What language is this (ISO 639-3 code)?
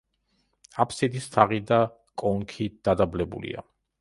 kat